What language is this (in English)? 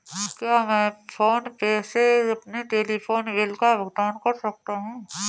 Hindi